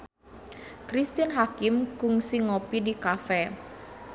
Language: Sundanese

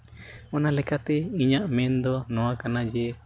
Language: Santali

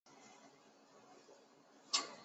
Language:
Chinese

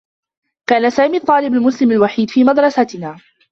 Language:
Arabic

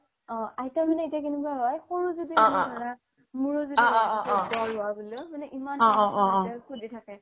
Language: Assamese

